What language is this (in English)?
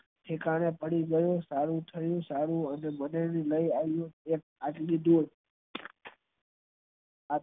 Gujarati